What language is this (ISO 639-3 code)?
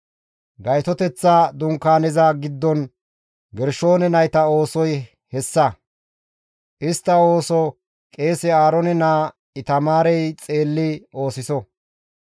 gmv